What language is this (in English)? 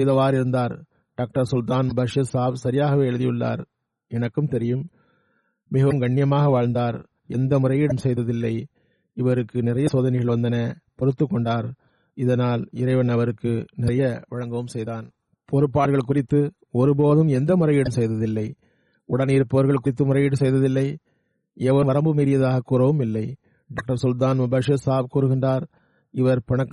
Tamil